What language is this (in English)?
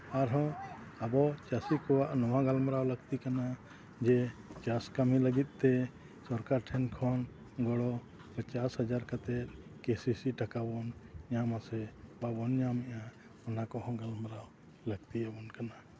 Santali